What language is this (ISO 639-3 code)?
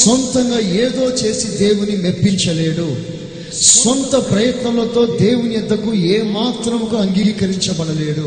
tel